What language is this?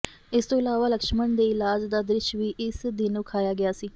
Punjabi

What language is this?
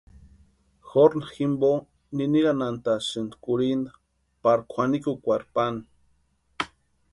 Western Highland Purepecha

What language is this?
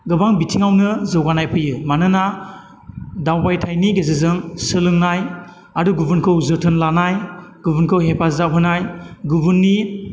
Bodo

